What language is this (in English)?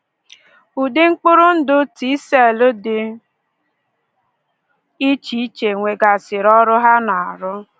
Igbo